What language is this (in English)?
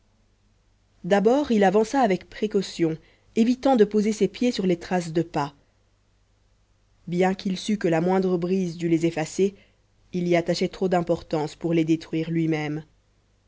French